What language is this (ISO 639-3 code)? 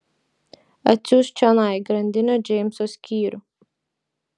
lit